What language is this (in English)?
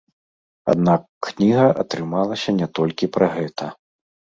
Belarusian